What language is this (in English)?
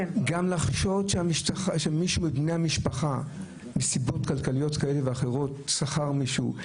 Hebrew